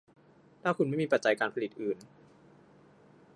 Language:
Thai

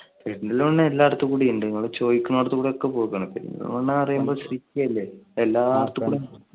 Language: Malayalam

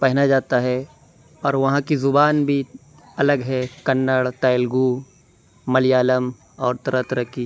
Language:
Urdu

